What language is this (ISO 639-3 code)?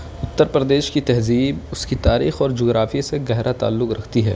urd